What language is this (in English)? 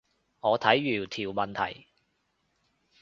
Cantonese